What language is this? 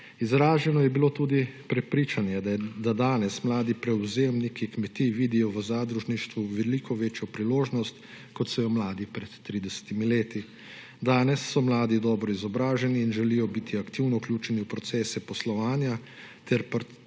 Slovenian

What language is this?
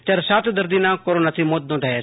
Gujarati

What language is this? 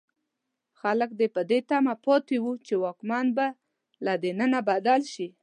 Pashto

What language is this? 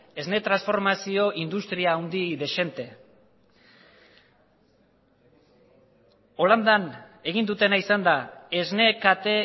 Basque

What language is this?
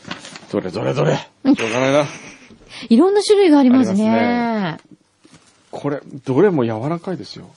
Japanese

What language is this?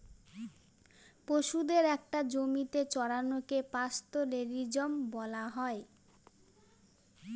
Bangla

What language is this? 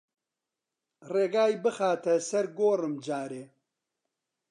Central Kurdish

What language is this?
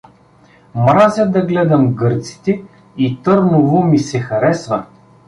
Bulgarian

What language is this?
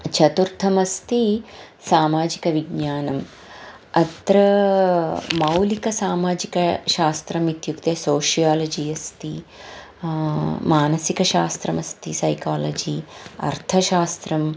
Sanskrit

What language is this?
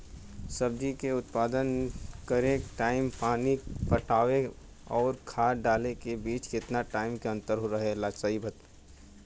Bhojpuri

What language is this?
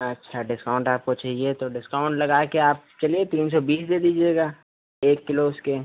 Hindi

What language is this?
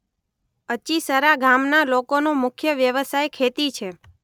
Gujarati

